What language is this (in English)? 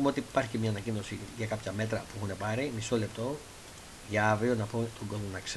Greek